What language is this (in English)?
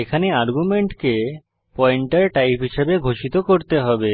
Bangla